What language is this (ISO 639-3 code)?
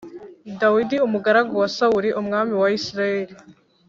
kin